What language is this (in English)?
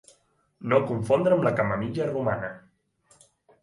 Catalan